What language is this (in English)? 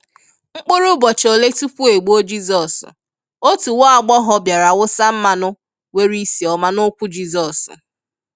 Igbo